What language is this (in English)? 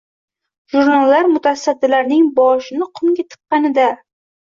Uzbek